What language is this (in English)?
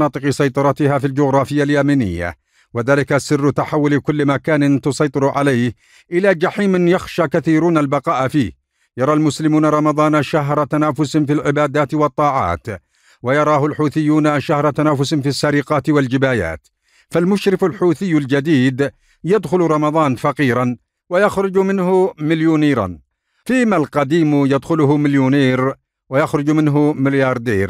Arabic